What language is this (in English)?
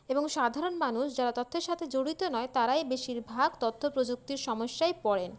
Bangla